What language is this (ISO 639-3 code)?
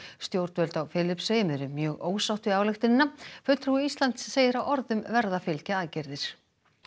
isl